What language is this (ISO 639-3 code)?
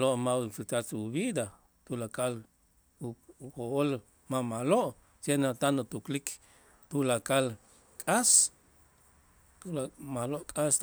itz